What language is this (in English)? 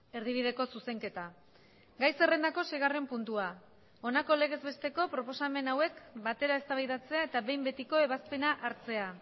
Basque